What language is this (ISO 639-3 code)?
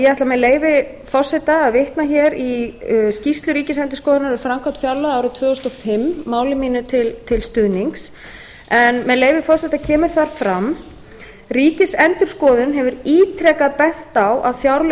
isl